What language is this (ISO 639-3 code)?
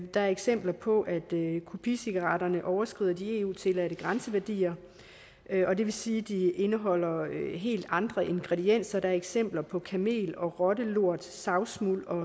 dan